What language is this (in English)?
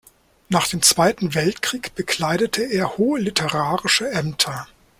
German